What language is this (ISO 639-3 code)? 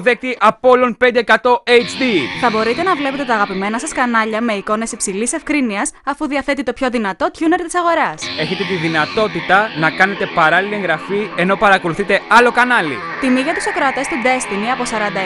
ell